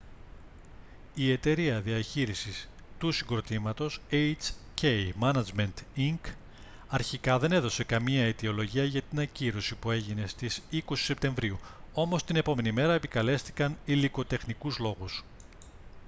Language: Greek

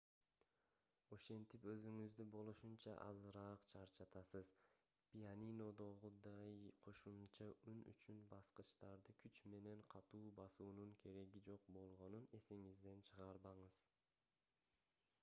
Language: Kyrgyz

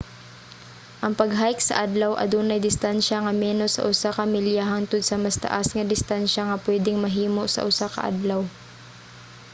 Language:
Cebuano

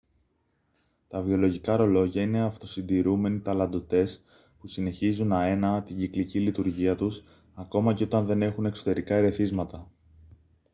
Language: Greek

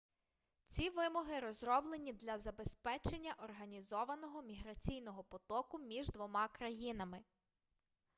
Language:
Ukrainian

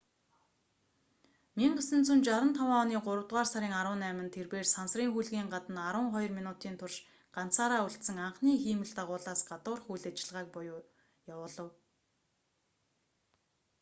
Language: Mongolian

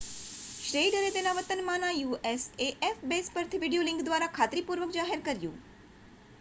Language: Gujarati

